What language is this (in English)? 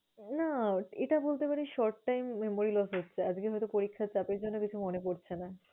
Bangla